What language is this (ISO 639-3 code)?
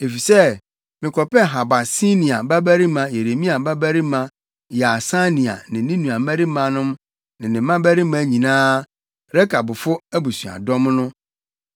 aka